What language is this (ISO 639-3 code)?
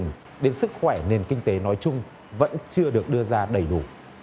vie